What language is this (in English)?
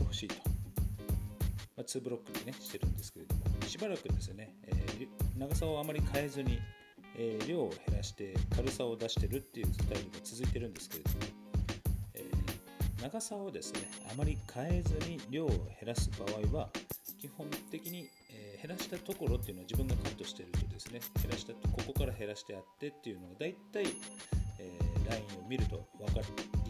Japanese